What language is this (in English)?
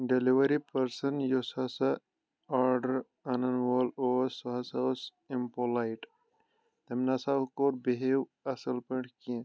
Kashmiri